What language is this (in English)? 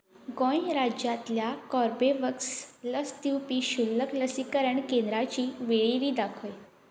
Konkani